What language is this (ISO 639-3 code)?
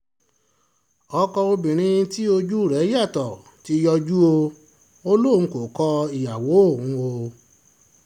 yor